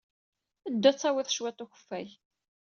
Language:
Kabyle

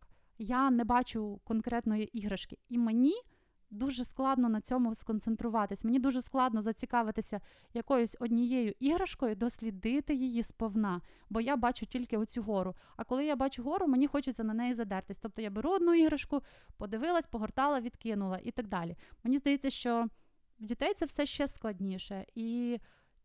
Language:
Ukrainian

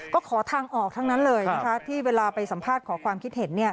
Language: Thai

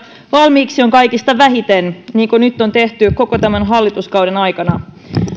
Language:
Finnish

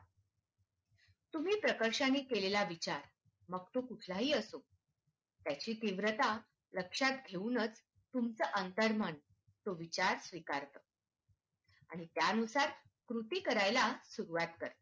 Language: Marathi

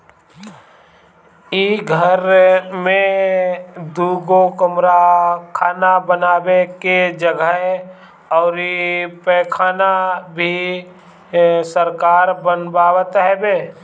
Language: Bhojpuri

